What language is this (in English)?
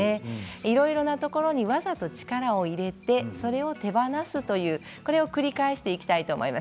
Japanese